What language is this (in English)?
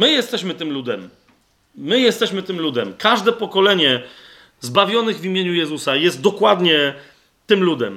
Polish